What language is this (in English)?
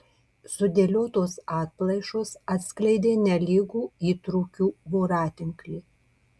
Lithuanian